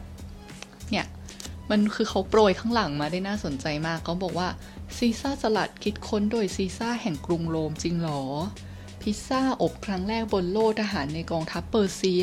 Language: Thai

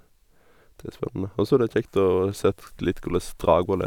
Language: Norwegian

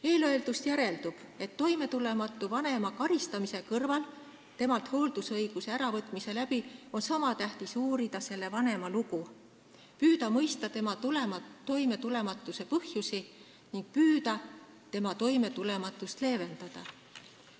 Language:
Estonian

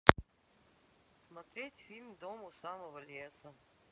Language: Russian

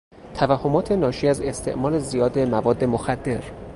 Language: Persian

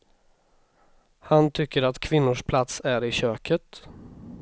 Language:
Swedish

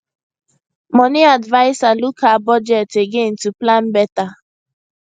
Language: Nigerian Pidgin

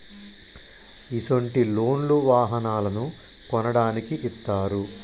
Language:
Telugu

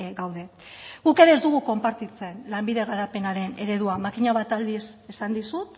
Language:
Basque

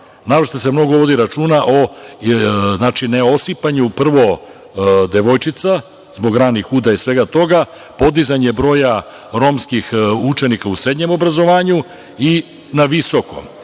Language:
Serbian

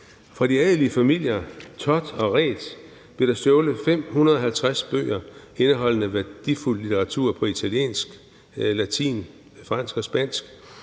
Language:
Danish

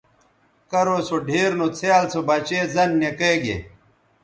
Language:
Bateri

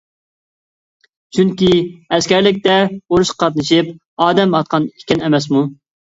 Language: Uyghur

